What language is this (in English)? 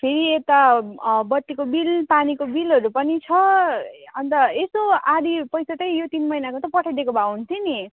Nepali